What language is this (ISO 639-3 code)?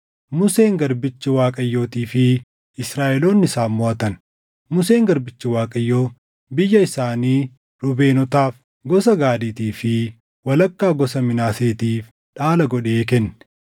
orm